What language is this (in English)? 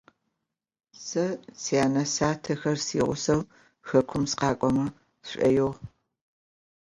Adyghe